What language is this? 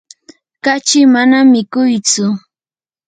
Yanahuanca Pasco Quechua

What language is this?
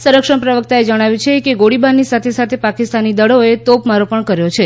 Gujarati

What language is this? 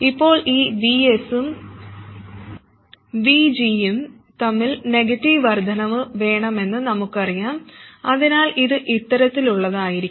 Malayalam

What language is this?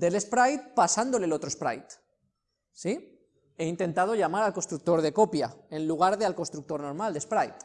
Spanish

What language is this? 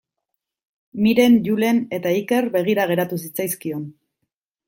Basque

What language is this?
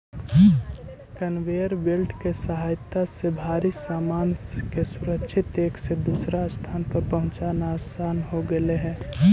Magahi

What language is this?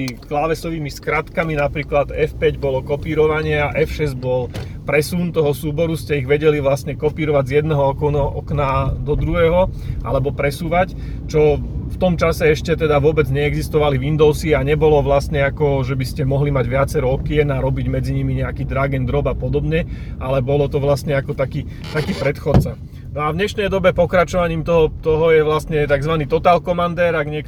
Slovak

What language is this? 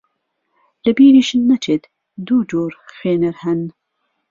Central Kurdish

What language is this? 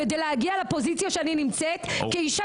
Hebrew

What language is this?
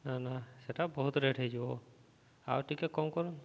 Odia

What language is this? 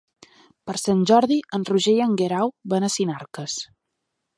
Catalan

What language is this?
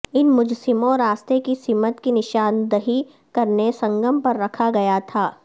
Urdu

